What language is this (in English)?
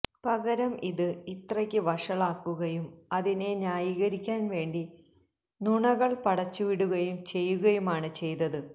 Malayalam